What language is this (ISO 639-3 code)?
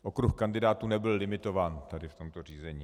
ces